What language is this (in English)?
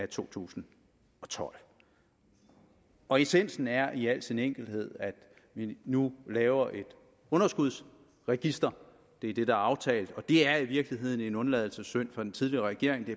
Danish